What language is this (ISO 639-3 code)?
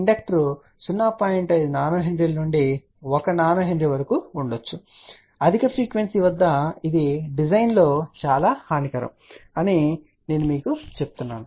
tel